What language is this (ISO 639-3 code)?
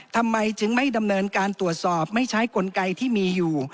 tha